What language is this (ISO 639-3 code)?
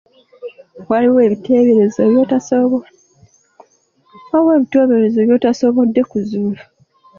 lug